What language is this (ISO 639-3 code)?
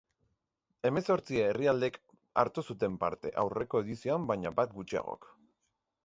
eus